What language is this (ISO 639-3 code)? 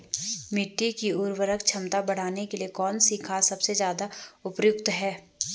hin